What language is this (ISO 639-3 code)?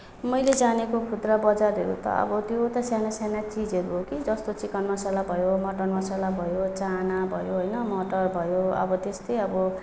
nep